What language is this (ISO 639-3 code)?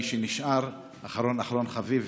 heb